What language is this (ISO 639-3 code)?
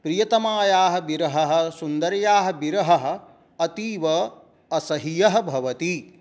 san